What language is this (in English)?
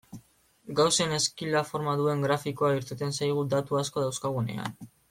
Basque